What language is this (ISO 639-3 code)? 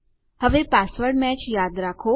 guj